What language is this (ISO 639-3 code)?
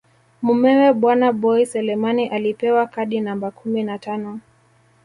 swa